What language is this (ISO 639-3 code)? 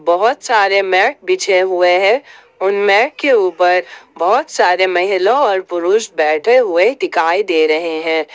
hin